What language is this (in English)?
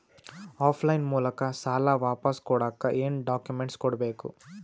Kannada